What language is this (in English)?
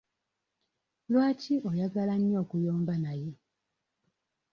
Ganda